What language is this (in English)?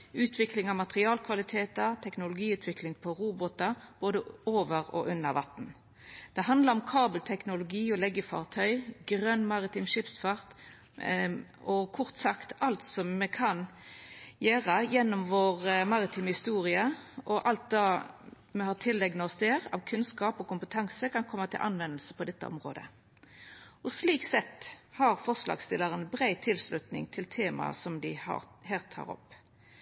Norwegian Nynorsk